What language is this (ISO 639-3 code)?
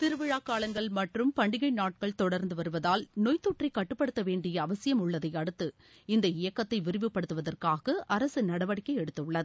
tam